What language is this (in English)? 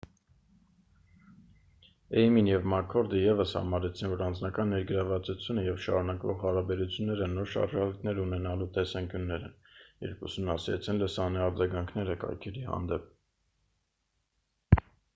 Armenian